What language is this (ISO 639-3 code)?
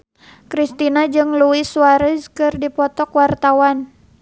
sun